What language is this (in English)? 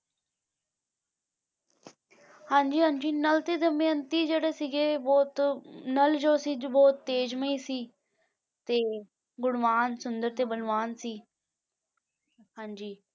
Punjabi